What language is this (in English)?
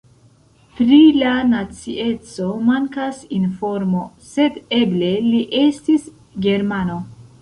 Esperanto